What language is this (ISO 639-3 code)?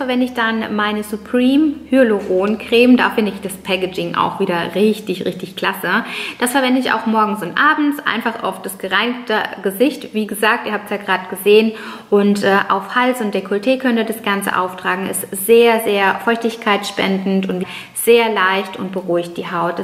deu